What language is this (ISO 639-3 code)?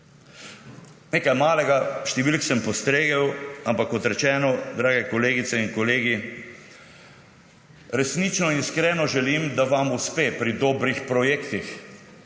slv